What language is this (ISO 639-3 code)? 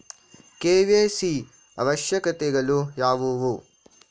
kan